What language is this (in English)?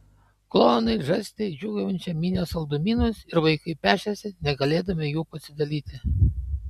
Lithuanian